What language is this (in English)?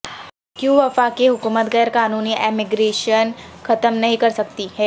Urdu